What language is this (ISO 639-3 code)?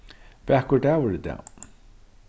fao